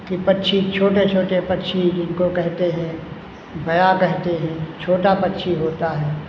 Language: Hindi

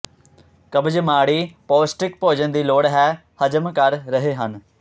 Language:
Punjabi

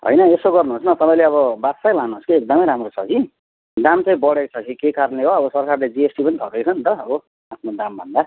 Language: Nepali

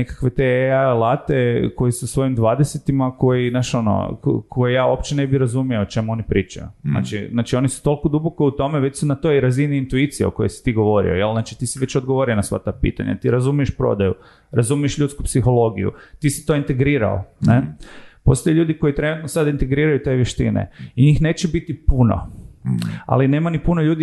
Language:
Croatian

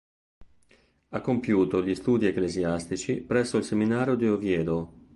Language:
Italian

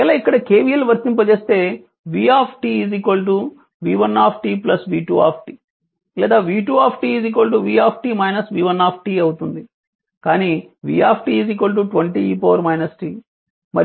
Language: Telugu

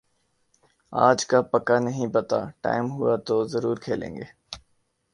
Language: Urdu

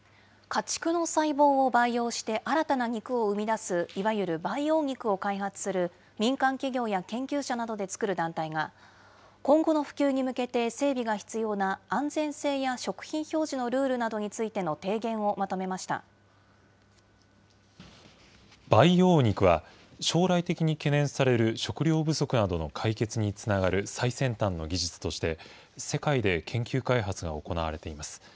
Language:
Japanese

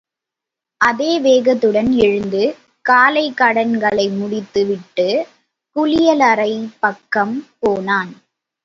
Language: Tamil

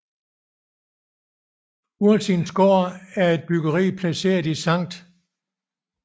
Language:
Danish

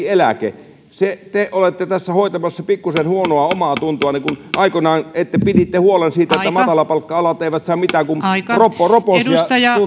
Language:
Finnish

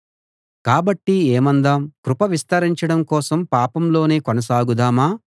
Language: Telugu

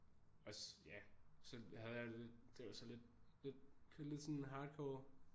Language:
Danish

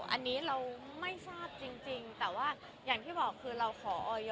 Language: Thai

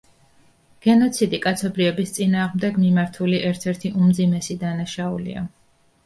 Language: Georgian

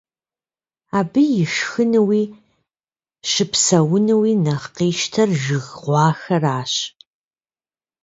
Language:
Kabardian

